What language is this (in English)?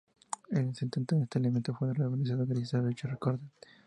Spanish